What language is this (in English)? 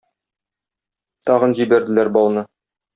Tatar